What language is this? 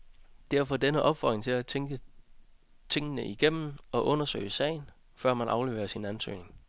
Danish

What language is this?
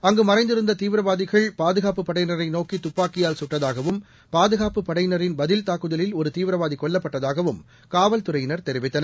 Tamil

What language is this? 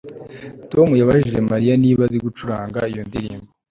Kinyarwanda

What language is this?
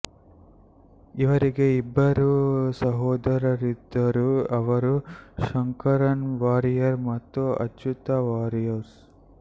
Kannada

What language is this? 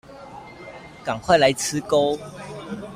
Chinese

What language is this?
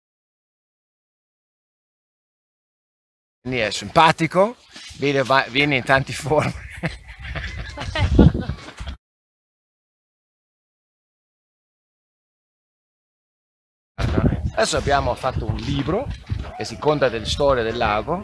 Italian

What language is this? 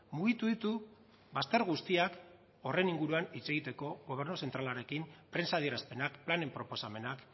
Basque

